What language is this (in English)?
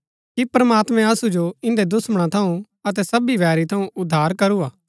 Gaddi